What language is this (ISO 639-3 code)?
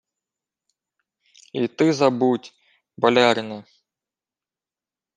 ukr